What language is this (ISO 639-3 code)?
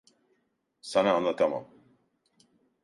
tur